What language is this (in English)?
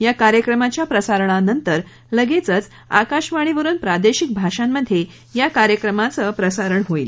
Marathi